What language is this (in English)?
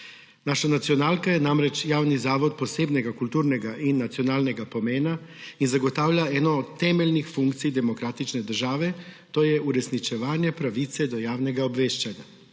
Slovenian